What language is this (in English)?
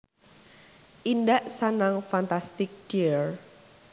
Javanese